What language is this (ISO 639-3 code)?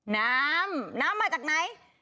tha